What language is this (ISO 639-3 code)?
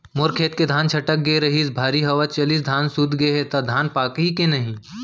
hne